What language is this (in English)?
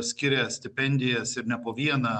Lithuanian